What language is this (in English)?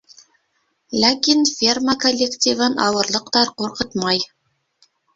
Bashkir